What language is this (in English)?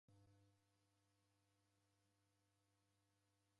Taita